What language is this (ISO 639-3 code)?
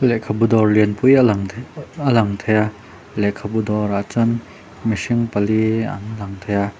lus